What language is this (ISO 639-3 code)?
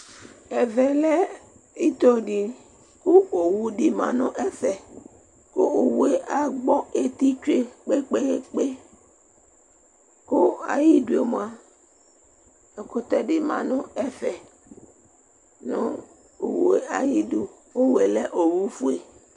kpo